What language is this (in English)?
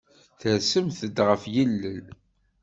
Kabyle